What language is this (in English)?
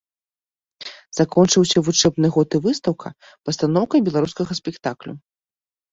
Belarusian